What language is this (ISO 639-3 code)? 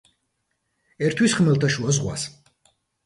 kat